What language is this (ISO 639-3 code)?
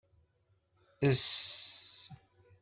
kab